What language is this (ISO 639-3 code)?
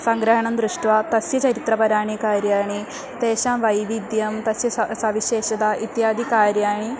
san